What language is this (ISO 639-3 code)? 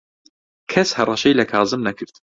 ckb